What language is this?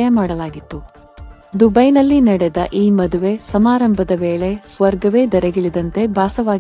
Arabic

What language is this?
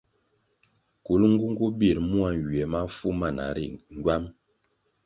Kwasio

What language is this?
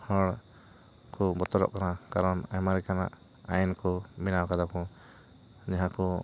Santali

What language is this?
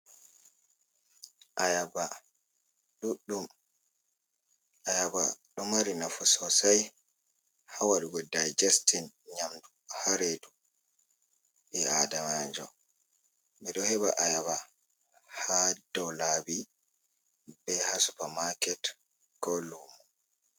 Fula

